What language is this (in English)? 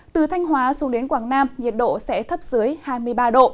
Vietnamese